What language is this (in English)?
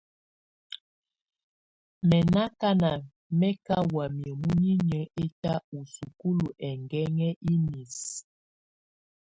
Tunen